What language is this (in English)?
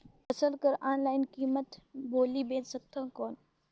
Chhattisgarhi